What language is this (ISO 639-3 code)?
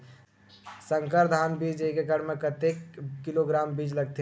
hne